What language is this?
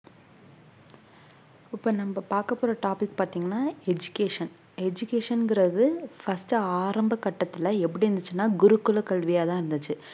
Tamil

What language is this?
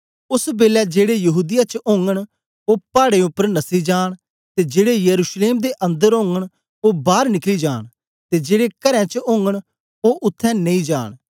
Dogri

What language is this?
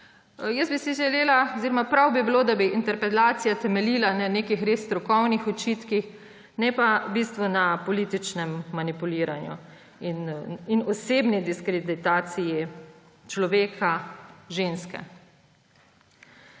Slovenian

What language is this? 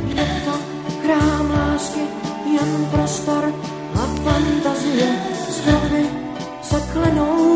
Czech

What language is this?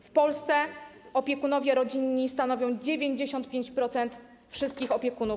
Polish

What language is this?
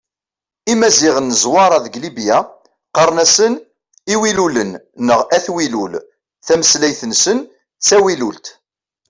Kabyle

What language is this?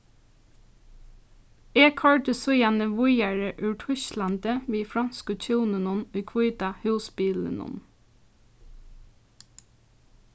Faroese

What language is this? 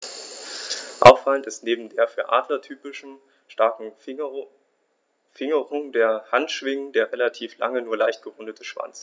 German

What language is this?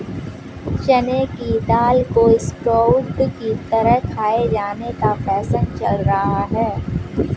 Hindi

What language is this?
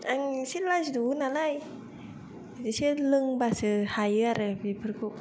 Bodo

